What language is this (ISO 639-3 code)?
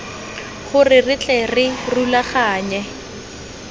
tsn